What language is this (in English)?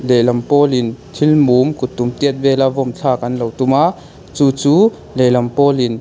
Mizo